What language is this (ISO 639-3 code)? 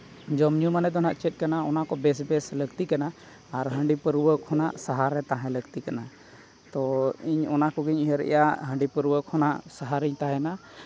sat